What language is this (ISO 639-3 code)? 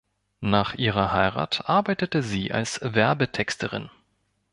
deu